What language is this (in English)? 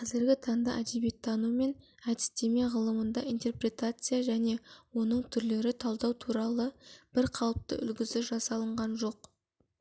Kazakh